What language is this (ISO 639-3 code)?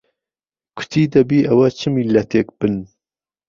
ckb